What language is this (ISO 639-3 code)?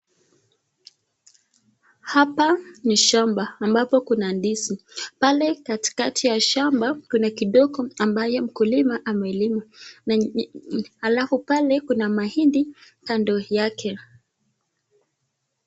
swa